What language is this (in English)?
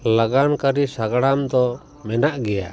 Santali